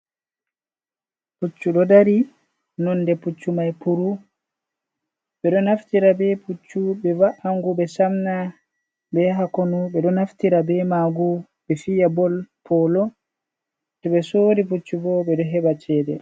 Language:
Fula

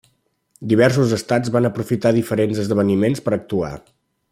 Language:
Catalan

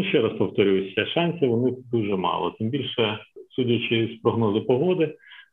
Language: Ukrainian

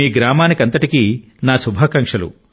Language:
Telugu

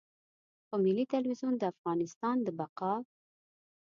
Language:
Pashto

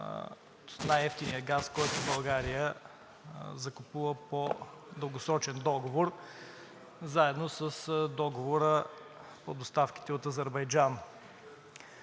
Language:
Bulgarian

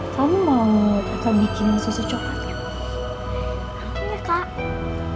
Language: Indonesian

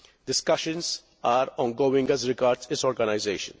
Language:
English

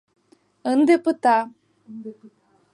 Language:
Mari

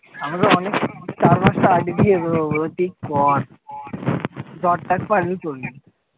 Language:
Bangla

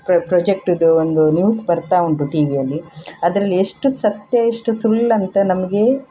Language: Kannada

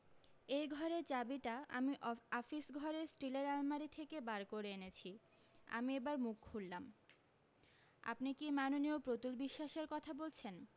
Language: Bangla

